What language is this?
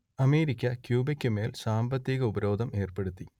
Malayalam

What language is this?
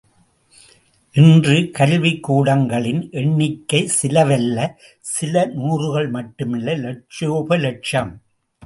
Tamil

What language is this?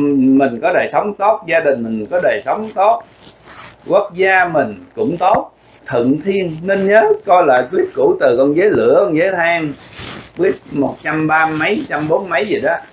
Vietnamese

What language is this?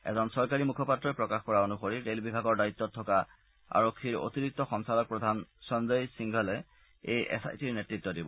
Assamese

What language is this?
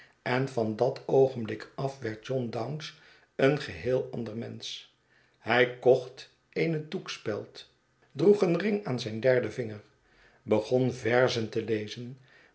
Dutch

